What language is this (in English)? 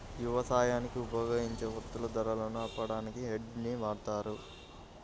Telugu